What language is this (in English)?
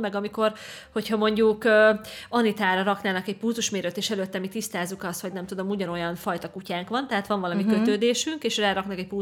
Hungarian